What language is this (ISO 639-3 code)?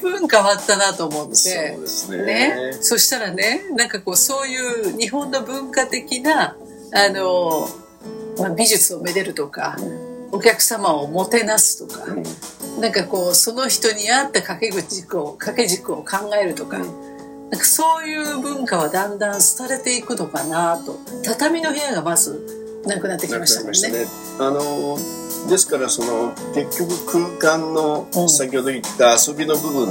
jpn